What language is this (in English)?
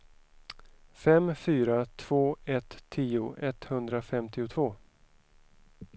Swedish